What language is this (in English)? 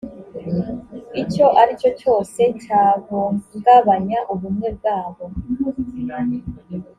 Kinyarwanda